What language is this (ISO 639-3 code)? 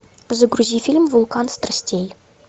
rus